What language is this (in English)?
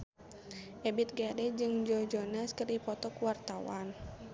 Sundanese